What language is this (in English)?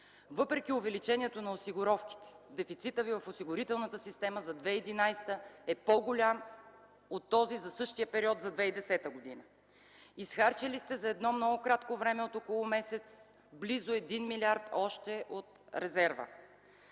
Bulgarian